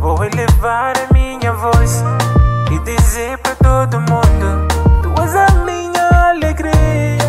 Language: Spanish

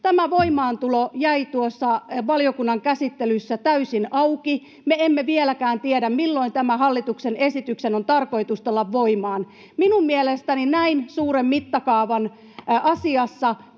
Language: Finnish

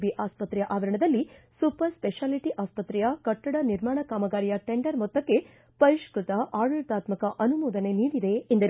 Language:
Kannada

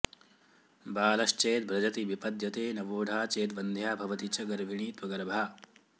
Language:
Sanskrit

